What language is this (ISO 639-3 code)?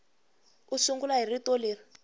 tso